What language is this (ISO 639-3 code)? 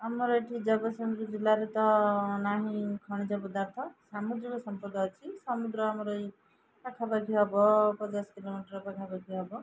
ori